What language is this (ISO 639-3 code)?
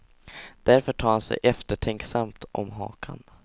swe